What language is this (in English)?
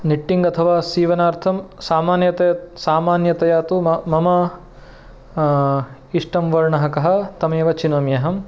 Sanskrit